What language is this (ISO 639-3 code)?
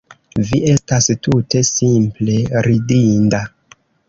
epo